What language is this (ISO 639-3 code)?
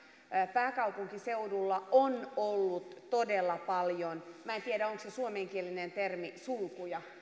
fin